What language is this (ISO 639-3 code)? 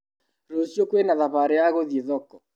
kik